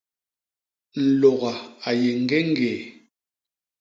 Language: Basaa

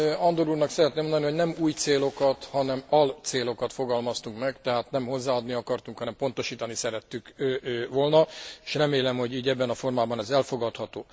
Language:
Hungarian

